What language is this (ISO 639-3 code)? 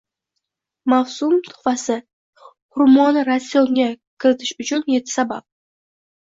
uzb